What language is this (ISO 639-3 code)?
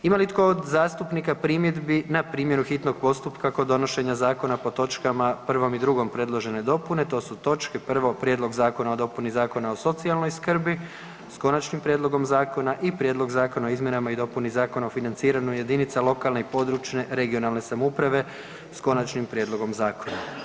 hrv